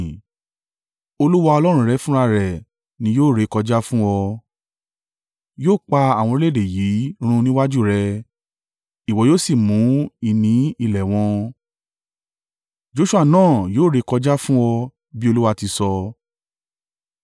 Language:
Yoruba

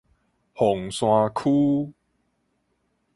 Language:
Min Nan Chinese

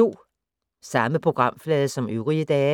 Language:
Danish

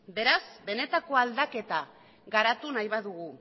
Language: Basque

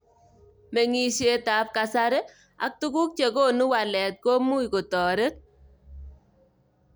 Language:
Kalenjin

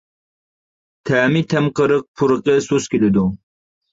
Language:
Uyghur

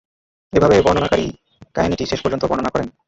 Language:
Bangla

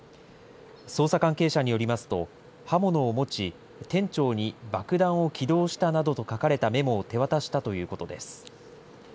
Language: Japanese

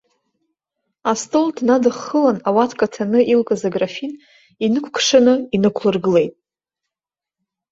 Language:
Abkhazian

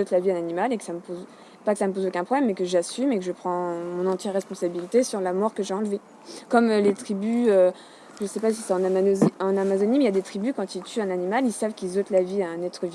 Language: French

